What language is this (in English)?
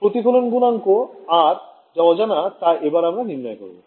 Bangla